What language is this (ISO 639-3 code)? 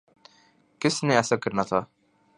urd